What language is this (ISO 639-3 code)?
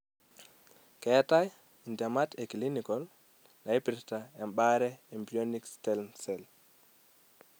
mas